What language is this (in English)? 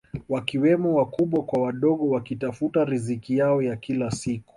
Swahili